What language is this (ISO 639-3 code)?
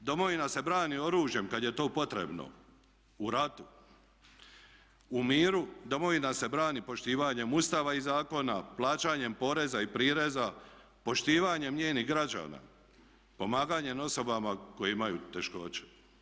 hrv